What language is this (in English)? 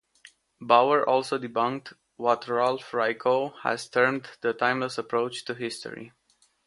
English